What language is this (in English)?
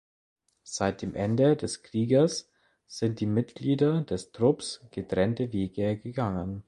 German